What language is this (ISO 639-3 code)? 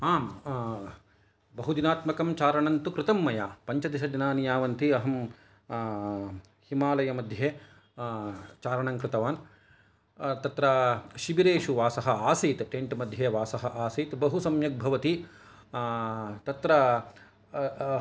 san